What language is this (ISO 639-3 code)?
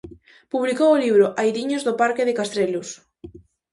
glg